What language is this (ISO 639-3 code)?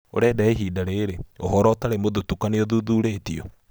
kik